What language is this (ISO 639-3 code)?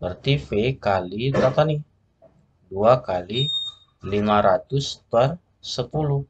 ind